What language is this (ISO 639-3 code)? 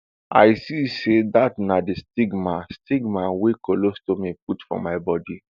pcm